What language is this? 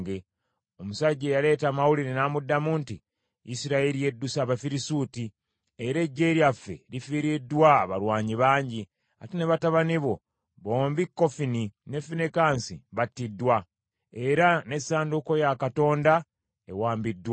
Ganda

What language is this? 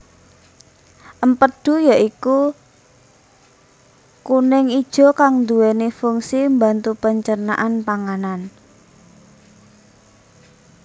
Javanese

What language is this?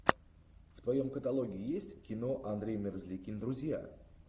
Russian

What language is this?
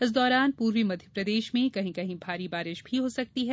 Hindi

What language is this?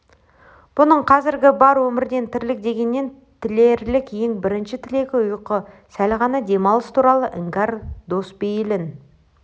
Kazakh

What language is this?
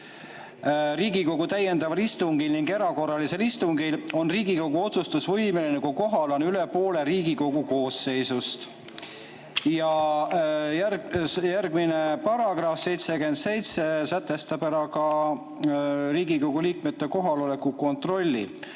Estonian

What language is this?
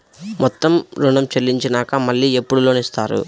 Telugu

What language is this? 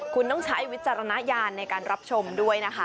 Thai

